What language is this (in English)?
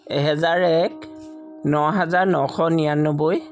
Assamese